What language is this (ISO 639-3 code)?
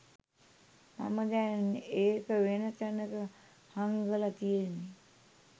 sin